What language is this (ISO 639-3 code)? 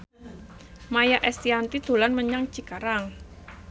jav